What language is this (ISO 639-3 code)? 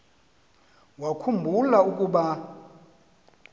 xho